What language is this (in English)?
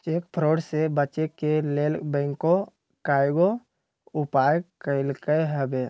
Magahi